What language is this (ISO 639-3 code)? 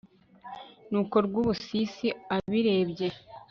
kin